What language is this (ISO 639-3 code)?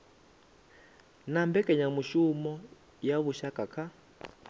ven